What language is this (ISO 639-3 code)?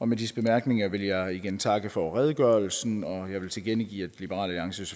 dan